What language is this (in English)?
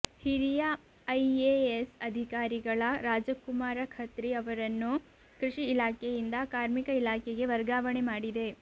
Kannada